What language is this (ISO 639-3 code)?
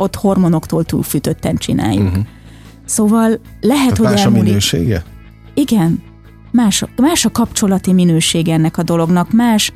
hun